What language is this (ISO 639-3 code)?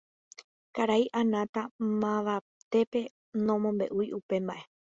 grn